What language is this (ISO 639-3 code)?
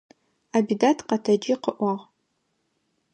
ady